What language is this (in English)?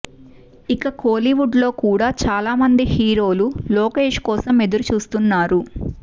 Telugu